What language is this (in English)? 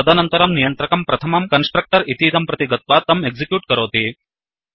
Sanskrit